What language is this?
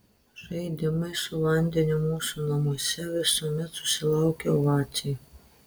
Lithuanian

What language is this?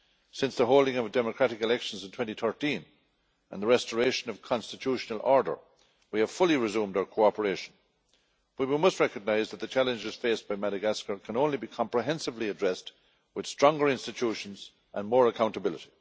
English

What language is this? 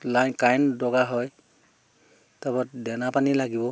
Assamese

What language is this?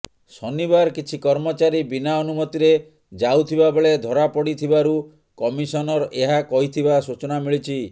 Odia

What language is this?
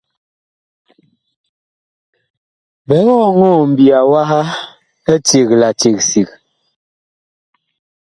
Bakoko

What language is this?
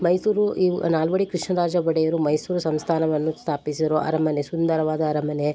Kannada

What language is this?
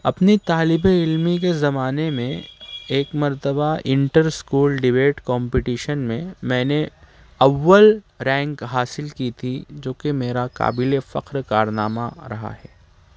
Urdu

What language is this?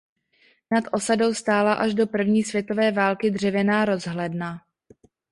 Czech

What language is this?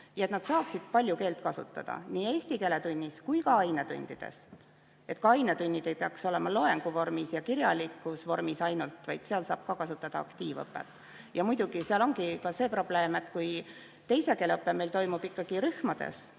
Estonian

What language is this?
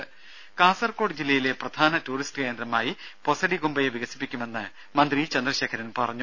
Malayalam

